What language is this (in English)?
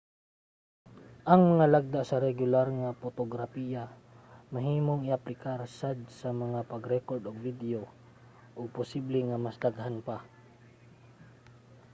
Cebuano